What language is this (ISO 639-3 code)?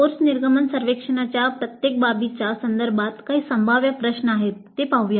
mar